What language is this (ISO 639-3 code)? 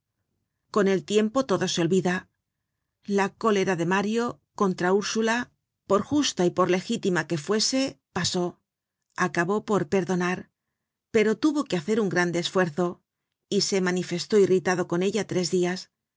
spa